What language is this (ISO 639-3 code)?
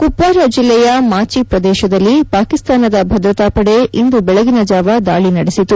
kan